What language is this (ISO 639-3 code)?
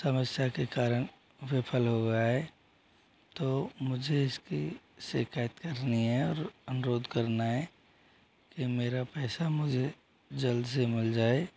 hin